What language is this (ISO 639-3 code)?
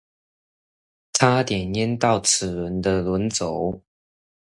zho